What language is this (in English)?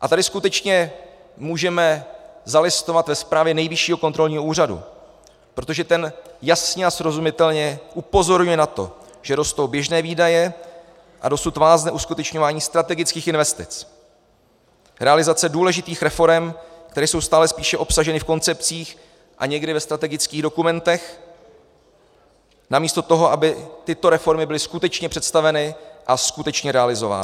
Czech